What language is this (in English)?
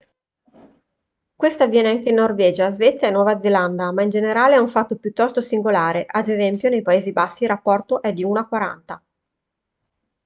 Italian